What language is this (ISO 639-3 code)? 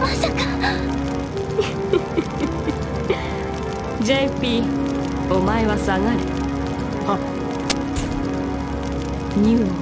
jpn